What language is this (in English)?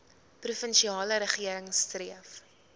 Afrikaans